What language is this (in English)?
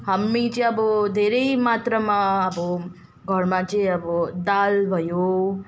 Nepali